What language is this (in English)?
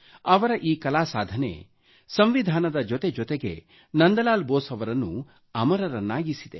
Kannada